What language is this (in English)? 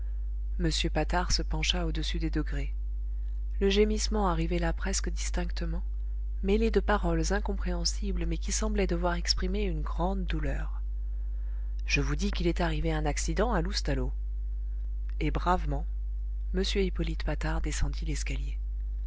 French